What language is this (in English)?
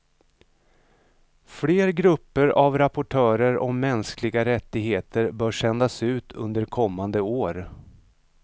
Swedish